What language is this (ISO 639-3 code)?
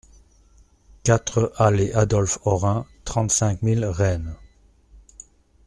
fra